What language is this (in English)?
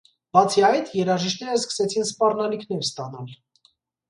Armenian